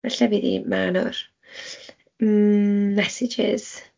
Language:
Welsh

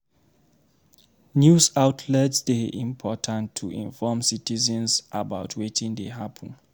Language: Nigerian Pidgin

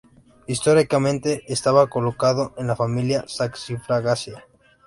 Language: Spanish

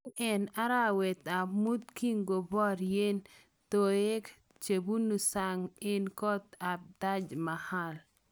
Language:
Kalenjin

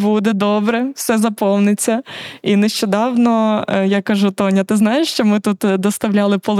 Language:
Ukrainian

